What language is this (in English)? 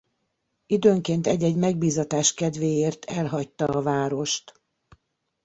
Hungarian